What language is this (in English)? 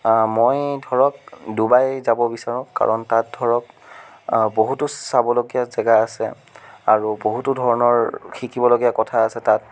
Assamese